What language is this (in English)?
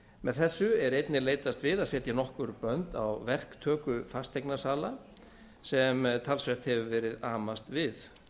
Icelandic